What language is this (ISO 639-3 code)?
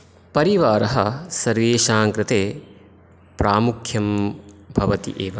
san